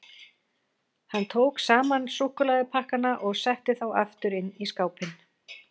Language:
Icelandic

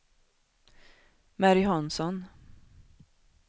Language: Swedish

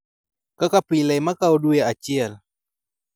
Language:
Luo (Kenya and Tanzania)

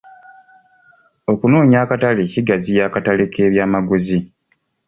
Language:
Ganda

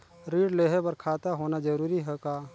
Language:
Chhattisgarhi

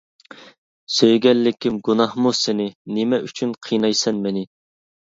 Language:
Uyghur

